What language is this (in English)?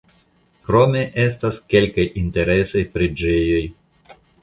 Esperanto